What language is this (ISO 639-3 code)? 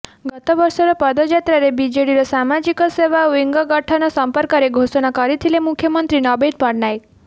ori